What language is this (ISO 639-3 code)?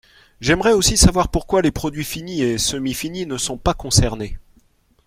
fra